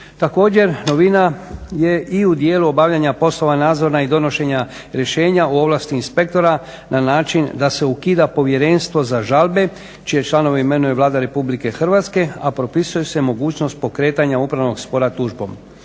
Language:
Croatian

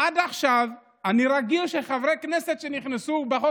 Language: Hebrew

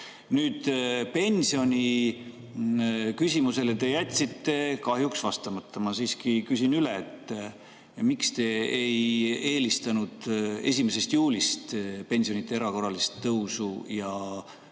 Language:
Estonian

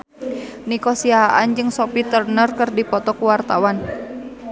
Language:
Sundanese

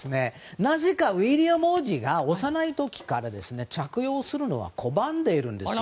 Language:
Japanese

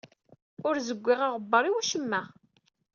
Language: Kabyle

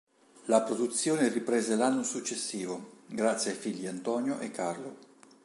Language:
Italian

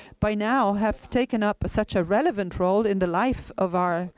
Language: English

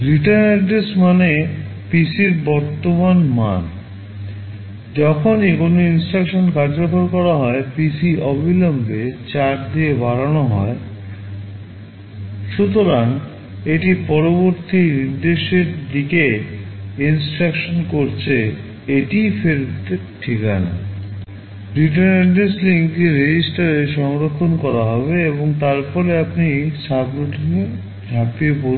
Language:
Bangla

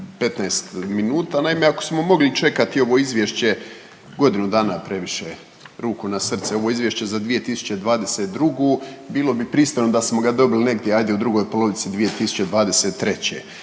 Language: Croatian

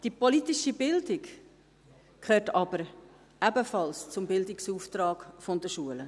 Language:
Swiss German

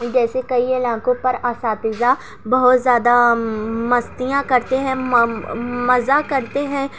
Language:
Urdu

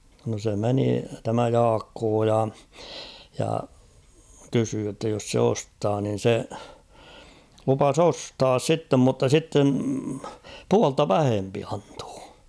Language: Finnish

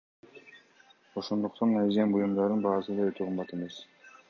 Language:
Kyrgyz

